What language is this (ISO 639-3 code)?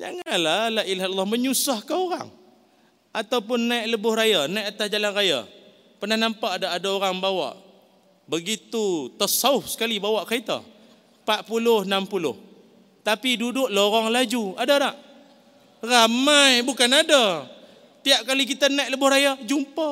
msa